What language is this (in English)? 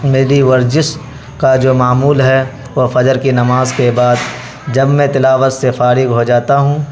Urdu